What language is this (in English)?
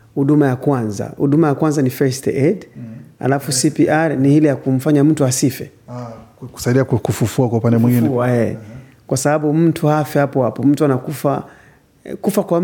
Swahili